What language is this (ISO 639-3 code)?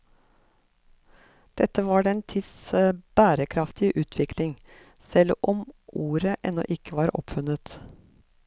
nor